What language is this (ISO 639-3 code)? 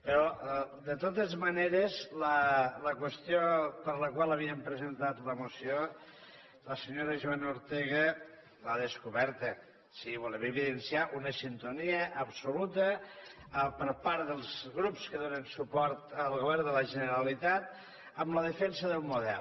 cat